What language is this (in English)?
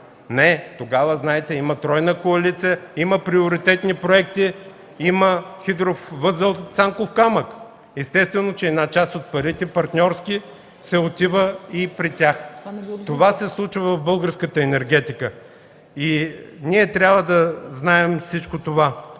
Bulgarian